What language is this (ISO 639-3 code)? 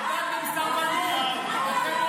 heb